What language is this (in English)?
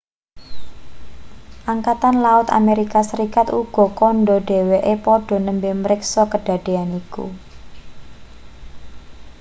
Javanese